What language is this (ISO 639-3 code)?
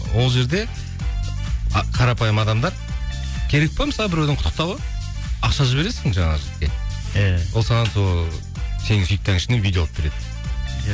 kaz